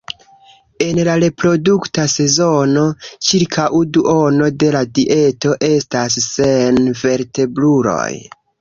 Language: Esperanto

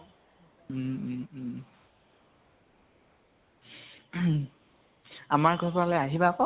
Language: Assamese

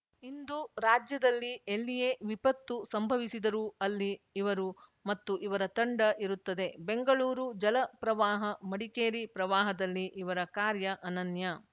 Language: Kannada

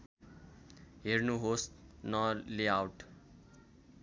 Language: Nepali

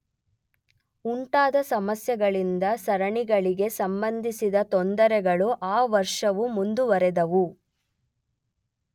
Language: Kannada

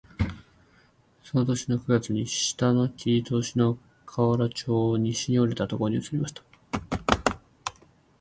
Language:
Japanese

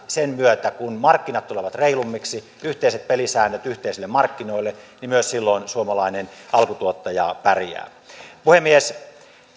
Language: Finnish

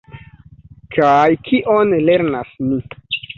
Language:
Esperanto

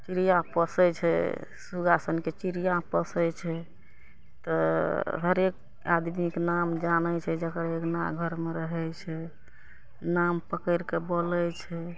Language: Maithili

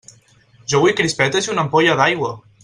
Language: Catalan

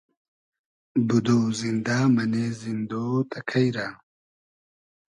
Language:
Hazaragi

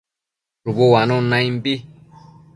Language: Matsés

